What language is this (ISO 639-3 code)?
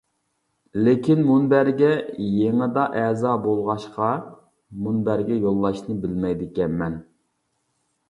uig